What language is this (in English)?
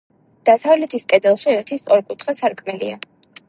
Georgian